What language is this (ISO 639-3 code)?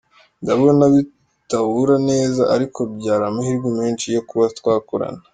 kin